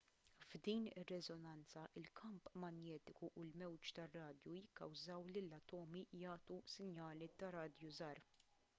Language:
Maltese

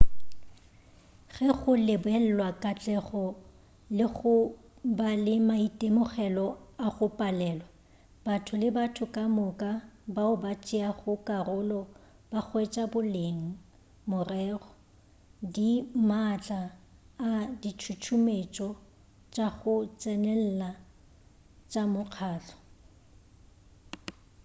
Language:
Northern Sotho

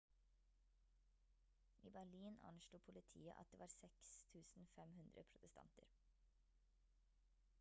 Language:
Norwegian Bokmål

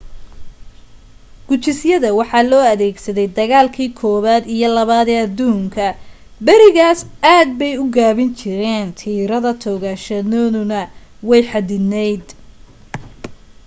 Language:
Somali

